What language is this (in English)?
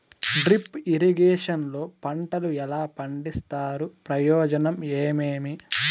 Telugu